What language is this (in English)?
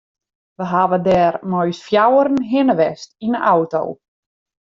Western Frisian